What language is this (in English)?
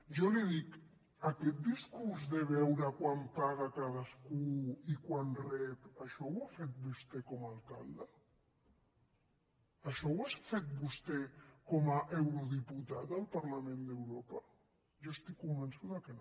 Catalan